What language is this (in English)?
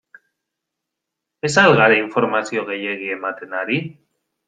Basque